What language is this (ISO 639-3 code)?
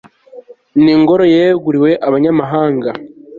kin